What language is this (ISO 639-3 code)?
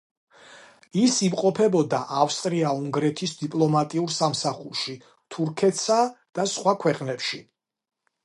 kat